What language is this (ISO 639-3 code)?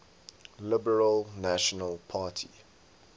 eng